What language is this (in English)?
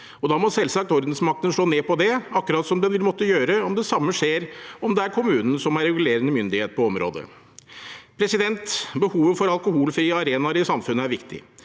Norwegian